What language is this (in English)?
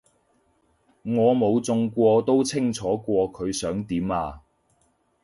Cantonese